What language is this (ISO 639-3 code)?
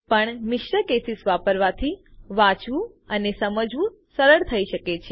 guj